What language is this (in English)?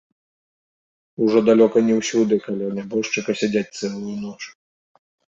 Belarusian